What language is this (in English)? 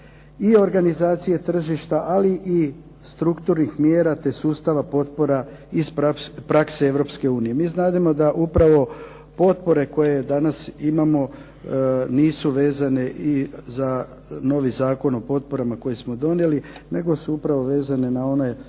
Croatian